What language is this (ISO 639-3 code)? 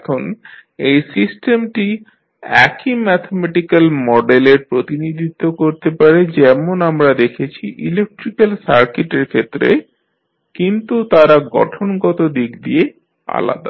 ben